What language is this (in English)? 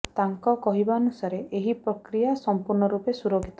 Odia